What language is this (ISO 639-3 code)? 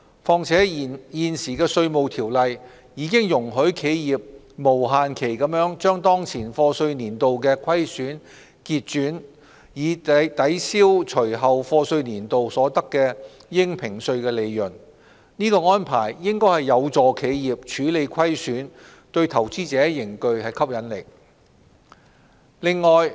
yue